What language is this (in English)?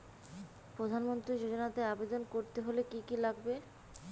Bangla